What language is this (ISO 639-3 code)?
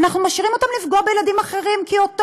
heb